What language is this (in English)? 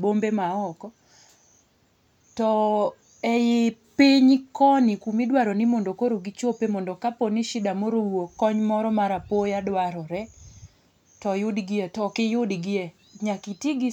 Luo (Kenya and Tanzania)